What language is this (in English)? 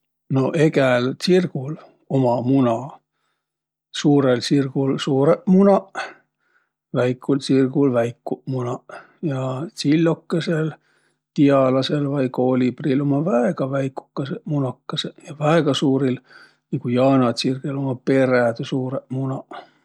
Võro